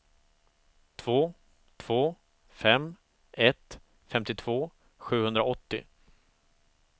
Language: Swedish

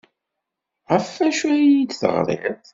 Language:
Kabyle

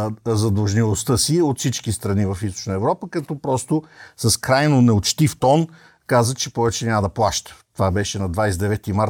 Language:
Bulgarian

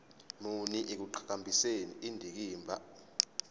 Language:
Zulu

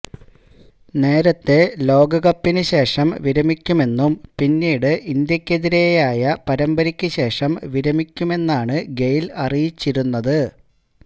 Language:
Malayalam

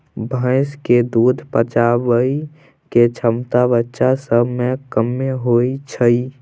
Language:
Maithili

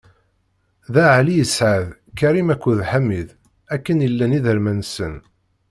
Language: Kabyle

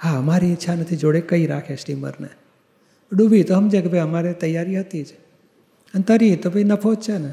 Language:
Gujarati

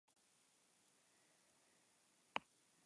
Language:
Basque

